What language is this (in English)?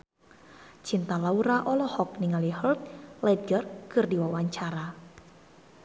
Sundanese